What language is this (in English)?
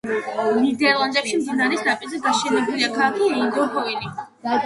Georgian